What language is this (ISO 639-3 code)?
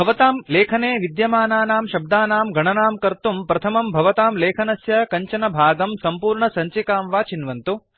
san